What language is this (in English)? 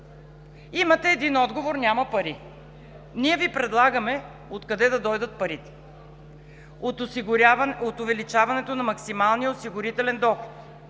Bulgarian